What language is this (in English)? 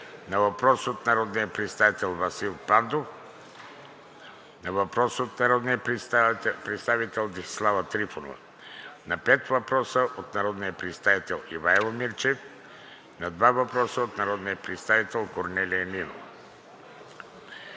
Bulgarian